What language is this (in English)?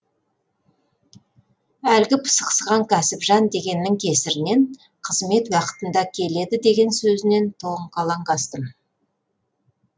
Kazakh